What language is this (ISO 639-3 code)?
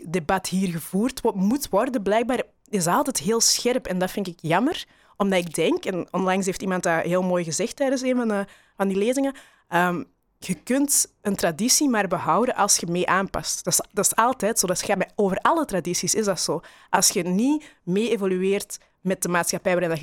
nld